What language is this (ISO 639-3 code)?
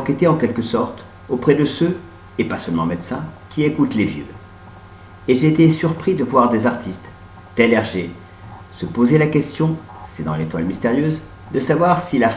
fra